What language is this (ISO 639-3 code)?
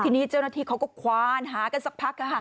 tha